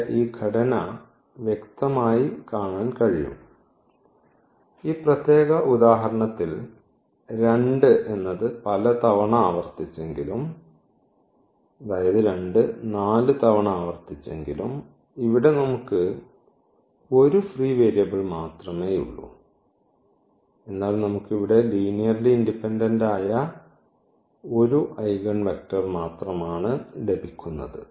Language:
Malayalam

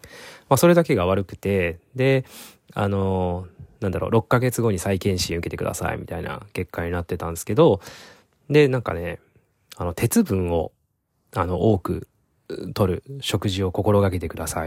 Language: Japanese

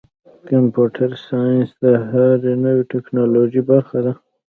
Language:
Pashto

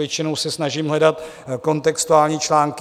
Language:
Czech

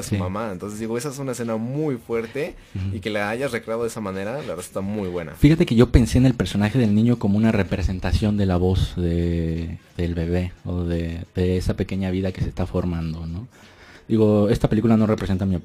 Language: Spanish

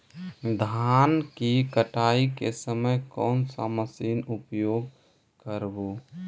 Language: Magahi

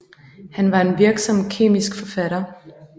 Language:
Danish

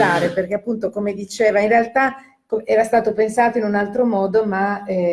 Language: Italian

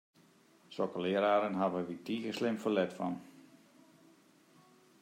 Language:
Western Frisian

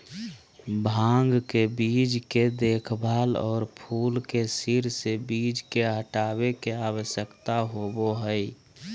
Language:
Magahi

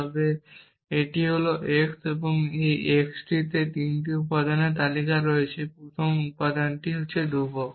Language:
Bangla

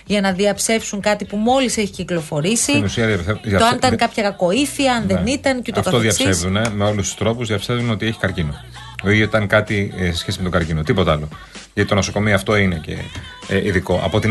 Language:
Greek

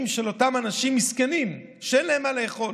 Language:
Hebrew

